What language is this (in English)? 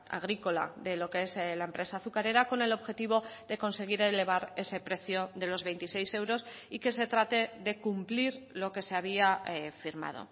Spanish